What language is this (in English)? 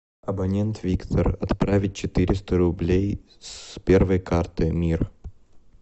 Russian